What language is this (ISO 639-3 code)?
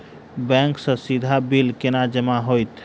mai